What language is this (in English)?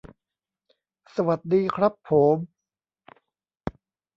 Thai